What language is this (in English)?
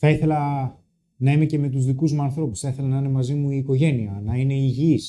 Greek